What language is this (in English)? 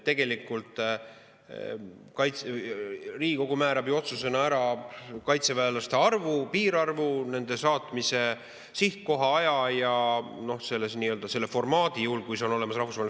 Estonian